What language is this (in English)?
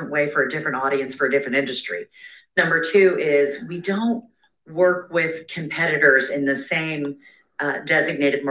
English